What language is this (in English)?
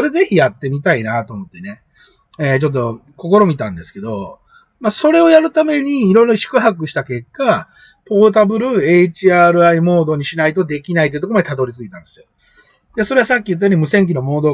Japanese